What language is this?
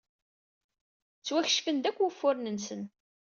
Kabyle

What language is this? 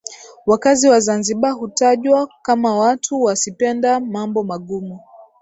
Swahili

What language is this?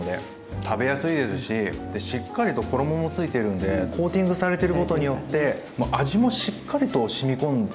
Japanese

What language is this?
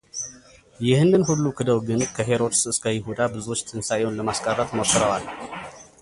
Amharic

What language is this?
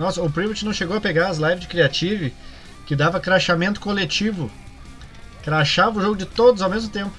Portuguese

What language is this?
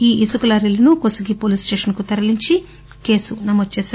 Telugu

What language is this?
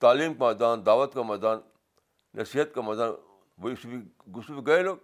Urdu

